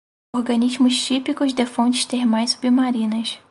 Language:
Portuguese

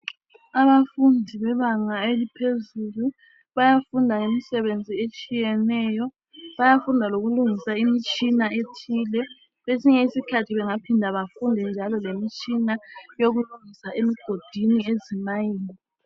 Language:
North Ndebele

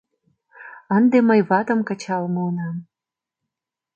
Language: Mari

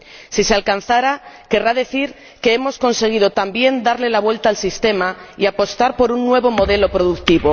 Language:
Spanish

